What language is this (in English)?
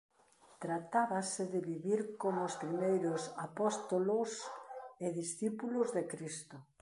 Galician